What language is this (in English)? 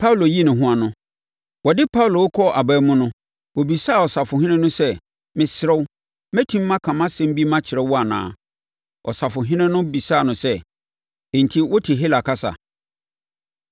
Akan